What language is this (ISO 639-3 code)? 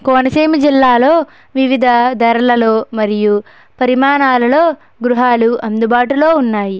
tel